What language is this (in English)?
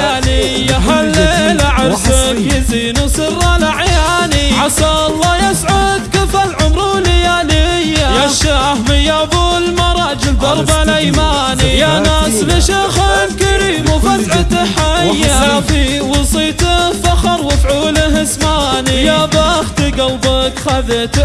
Arabic